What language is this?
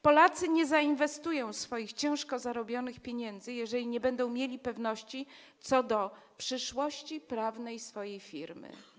Polish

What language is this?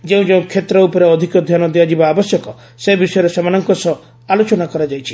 Odia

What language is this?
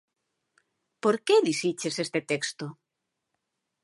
Galician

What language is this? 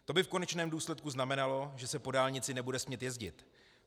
Czech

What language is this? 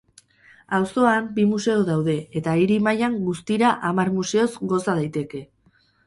Basque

